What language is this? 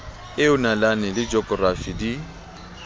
Southern Sotho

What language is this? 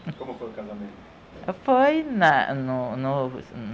Portuguese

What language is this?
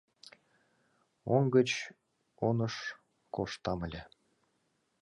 Mari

